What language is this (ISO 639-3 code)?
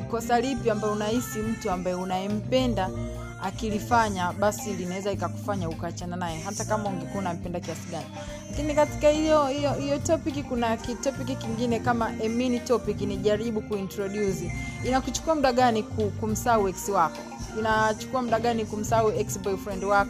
swa